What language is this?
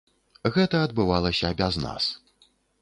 Belarusian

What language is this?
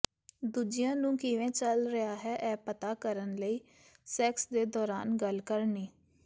Punjabi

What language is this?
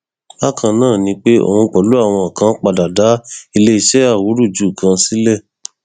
Yoruba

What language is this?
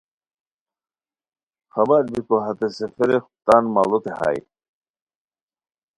Khowar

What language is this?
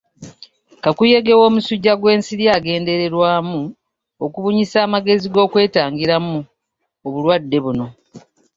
Ganda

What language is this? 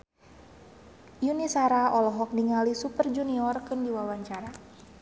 Sundanese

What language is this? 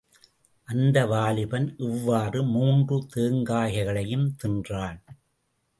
Tamil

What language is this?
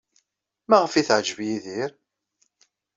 Kabyle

